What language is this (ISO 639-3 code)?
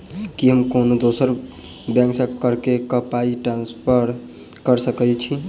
mai